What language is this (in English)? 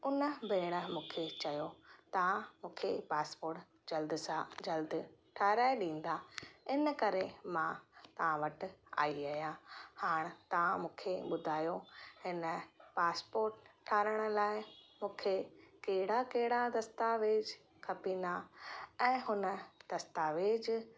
Sindhi